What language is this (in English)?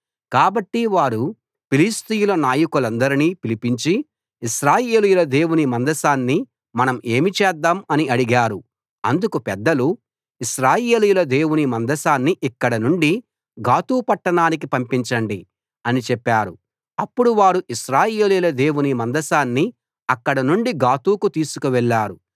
Telugu